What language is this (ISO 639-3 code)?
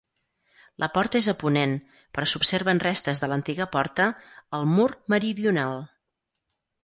cat